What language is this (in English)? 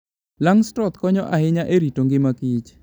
Luo (Kenya and Tanzania)